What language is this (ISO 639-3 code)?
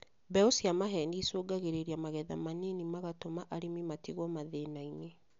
kik